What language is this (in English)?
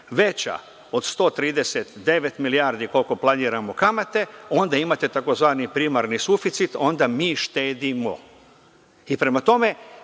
Serbian